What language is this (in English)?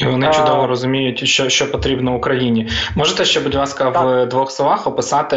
Ukrainian